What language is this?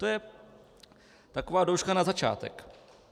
Czech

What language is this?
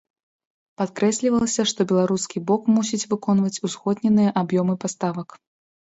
Belarusian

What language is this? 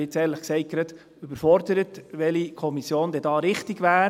Swiss German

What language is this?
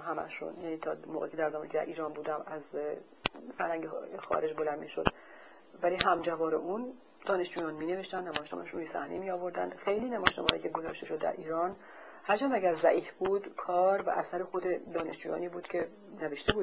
Persian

